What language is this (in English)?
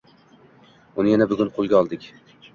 Uzbek